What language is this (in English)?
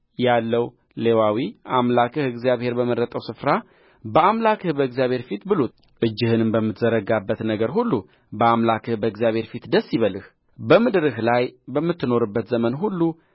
Amharic